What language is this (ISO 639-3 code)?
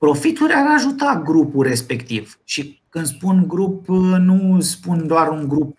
ron